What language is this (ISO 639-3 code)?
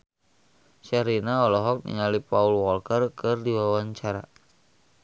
sun